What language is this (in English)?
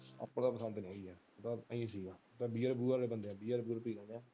Punjabi